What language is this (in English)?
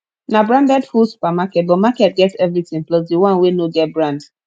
Nigerian Pidgin